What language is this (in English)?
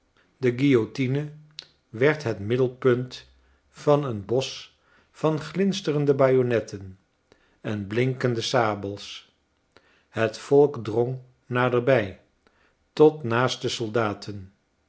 Dutch